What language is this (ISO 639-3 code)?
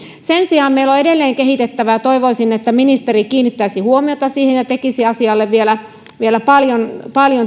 fin